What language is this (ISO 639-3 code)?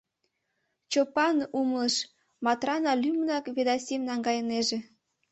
chm